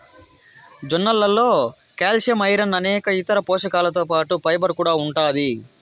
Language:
Telugu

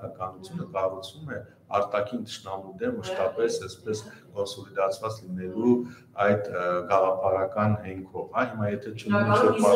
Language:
Romanian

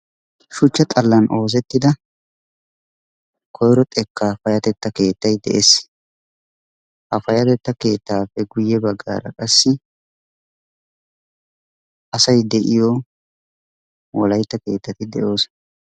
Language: Wolaytta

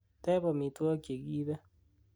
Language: Kalenjin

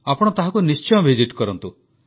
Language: Odia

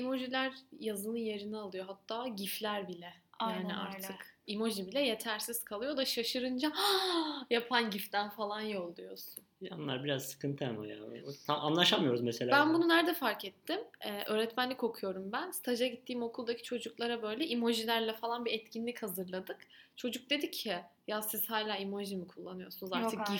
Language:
Turkish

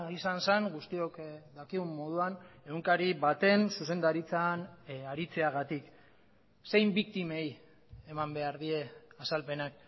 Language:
Basque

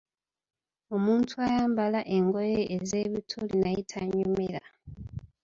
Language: Ganda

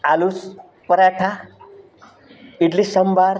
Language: Gujarati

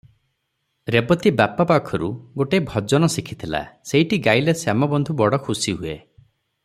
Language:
Odia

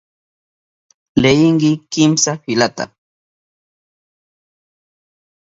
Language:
Southern Pastaza Quechua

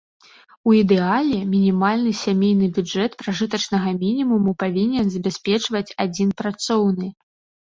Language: Belarusian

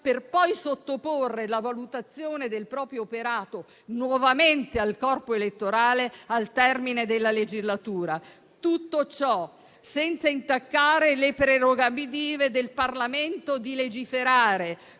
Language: Italian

